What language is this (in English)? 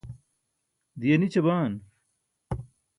Burushaski